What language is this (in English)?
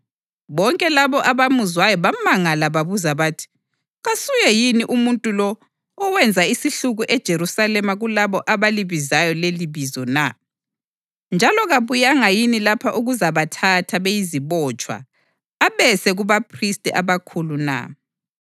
North Ndebele